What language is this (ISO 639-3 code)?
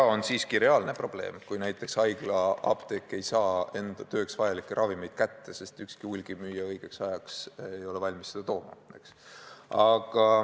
est